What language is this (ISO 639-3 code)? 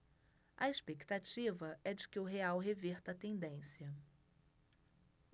por